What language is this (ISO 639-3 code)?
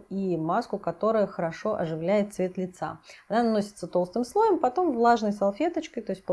rus